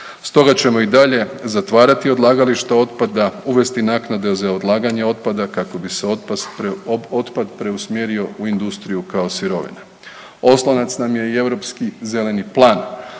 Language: Croatian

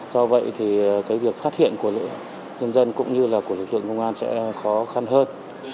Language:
Vietnamese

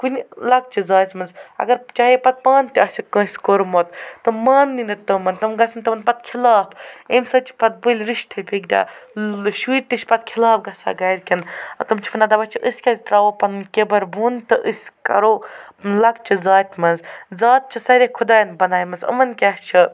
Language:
Kashmiri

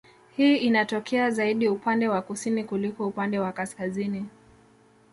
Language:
Swahili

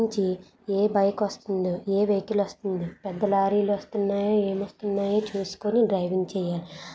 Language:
Telugu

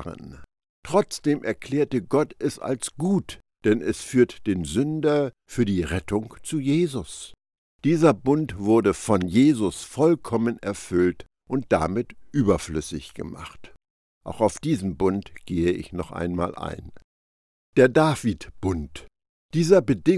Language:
German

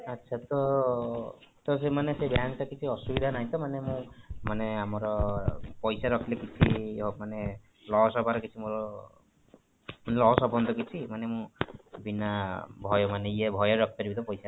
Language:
Odia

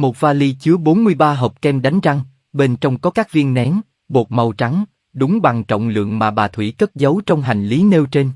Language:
Vietnamese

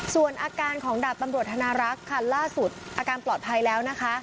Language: Thai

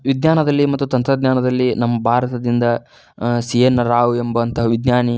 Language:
Kannada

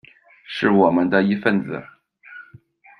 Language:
Chinese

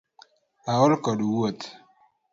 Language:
Luo (Kenya and Tanzania)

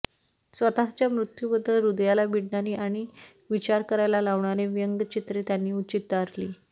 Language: Marathi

